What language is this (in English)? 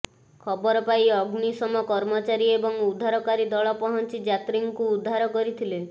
Odia